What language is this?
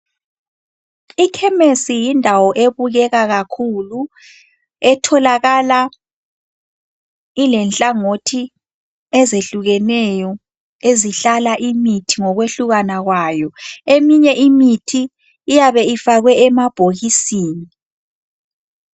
North Ndebele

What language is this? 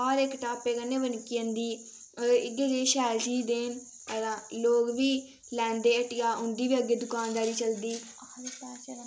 Dogri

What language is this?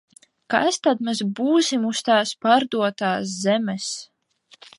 Latvian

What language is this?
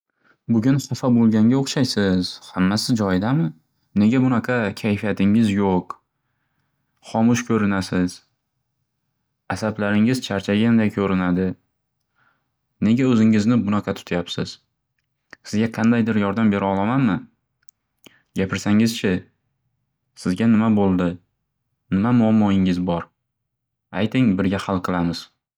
Uzbek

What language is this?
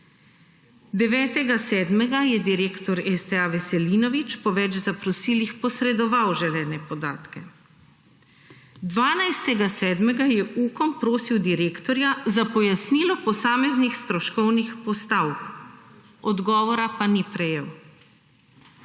Slovenian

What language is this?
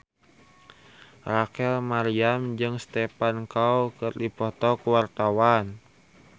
Sundanese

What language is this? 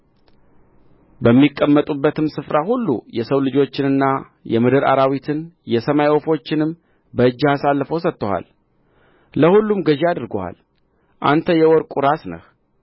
Amharic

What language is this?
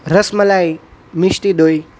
Gujarati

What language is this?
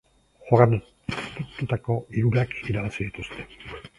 Basque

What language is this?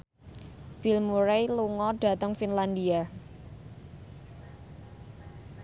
Javanese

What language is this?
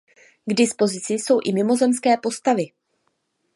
Czech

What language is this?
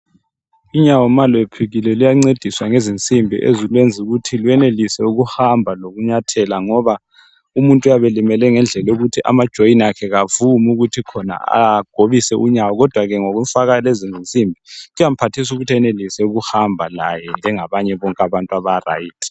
North Ndebele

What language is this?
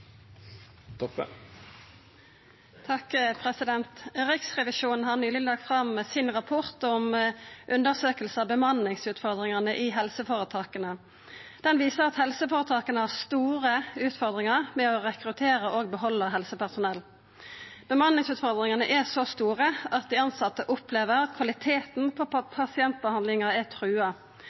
Norwegian Nynorsk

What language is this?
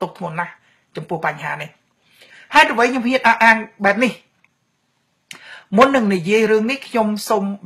Thai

